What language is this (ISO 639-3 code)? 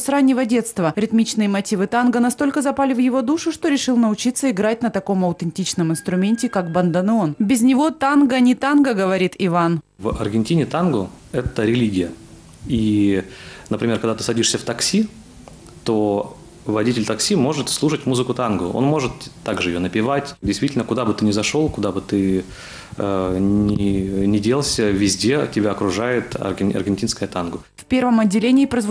rus